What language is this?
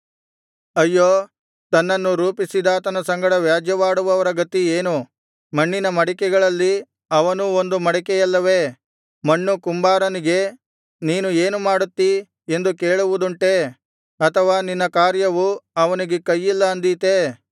Kannada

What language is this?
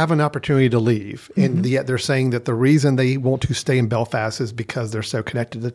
English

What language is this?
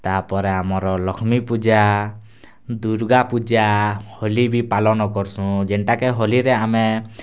Odia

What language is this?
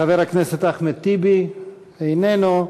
Hebrew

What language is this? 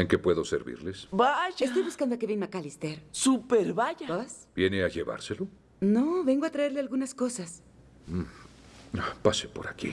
Spanish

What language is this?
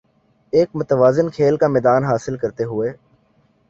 Urdu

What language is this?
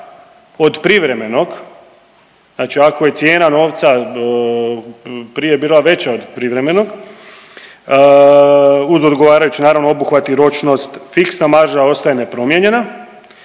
Croatian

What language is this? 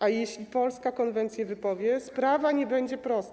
Polish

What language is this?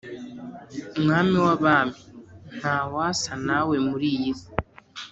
Kinyarwanda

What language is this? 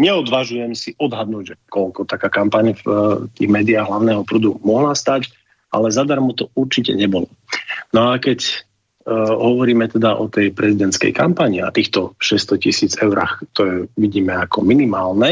Slovak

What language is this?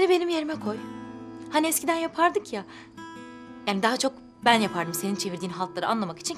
Turkish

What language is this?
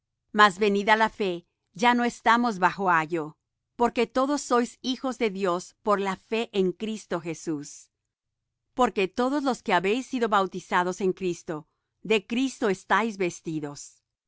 Spanish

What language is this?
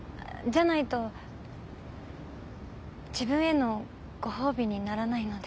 Japanese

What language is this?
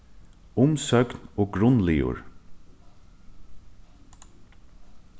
Faroese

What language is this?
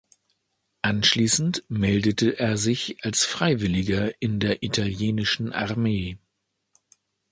German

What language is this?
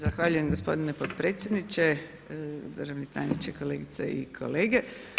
Croatian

